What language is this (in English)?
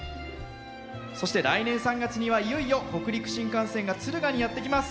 Japanese